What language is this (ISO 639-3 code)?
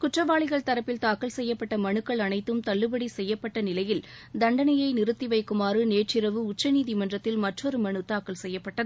tam